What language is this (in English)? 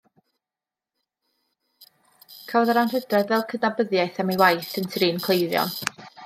Welsh